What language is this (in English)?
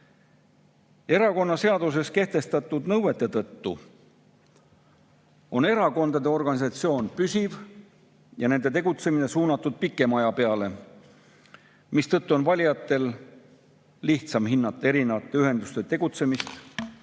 Estonian